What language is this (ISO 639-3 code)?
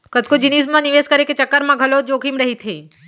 hne